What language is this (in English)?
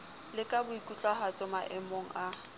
Southern Sotho